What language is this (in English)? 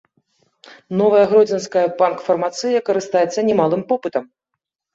Belarusian